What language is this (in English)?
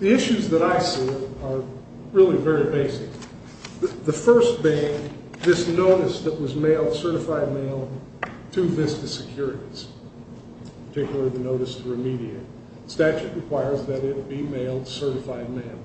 English